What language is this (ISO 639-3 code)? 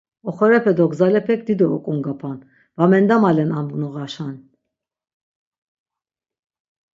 lzz